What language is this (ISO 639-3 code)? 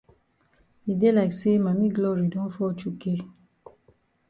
wes